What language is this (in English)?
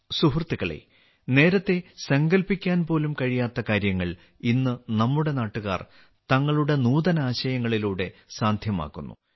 Malayalam